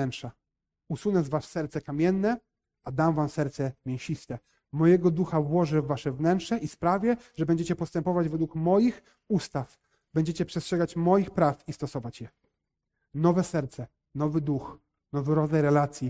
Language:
Polish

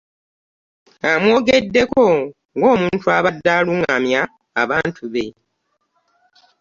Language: Ganda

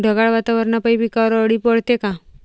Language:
Marathi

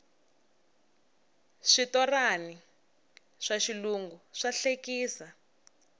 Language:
Tsonga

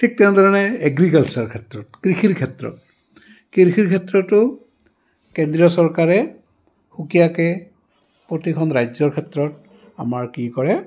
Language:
Assamese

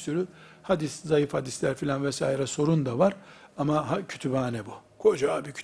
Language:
Turkish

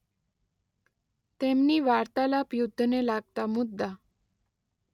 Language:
Gujarati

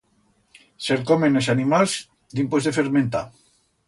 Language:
Aragonese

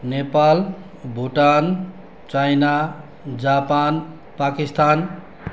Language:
Nepali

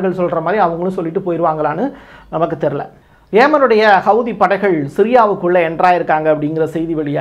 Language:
Tamil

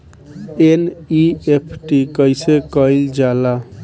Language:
Bhojpuri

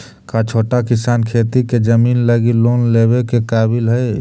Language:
Magahi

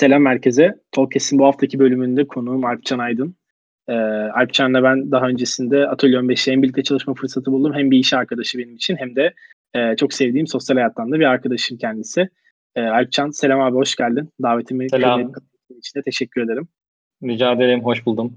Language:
Turkish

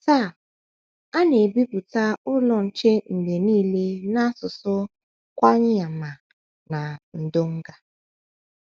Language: Igbo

